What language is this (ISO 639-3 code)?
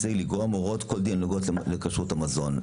heb